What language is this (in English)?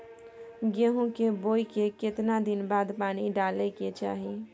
Maithili